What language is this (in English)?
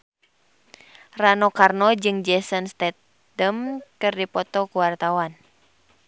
Sundanese